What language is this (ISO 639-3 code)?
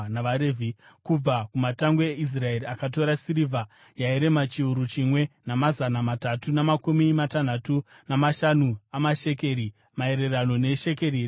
sna